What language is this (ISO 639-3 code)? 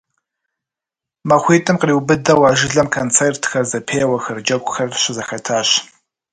kbd